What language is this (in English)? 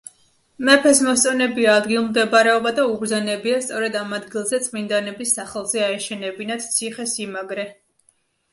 Georgian